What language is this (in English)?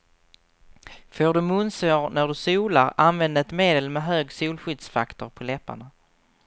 Swedish